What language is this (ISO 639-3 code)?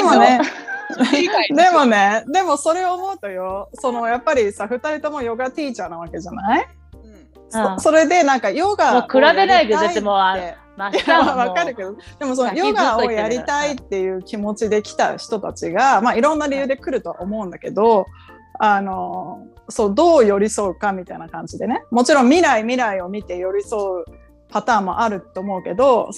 jpn